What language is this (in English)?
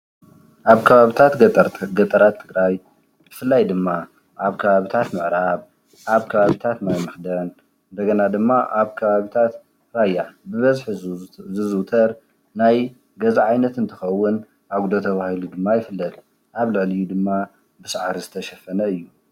Tigrinya